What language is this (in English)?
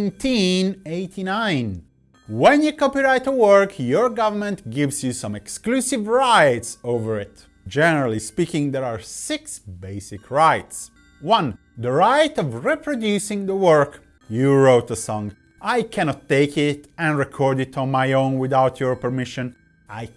English